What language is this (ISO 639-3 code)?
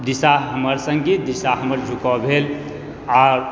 mai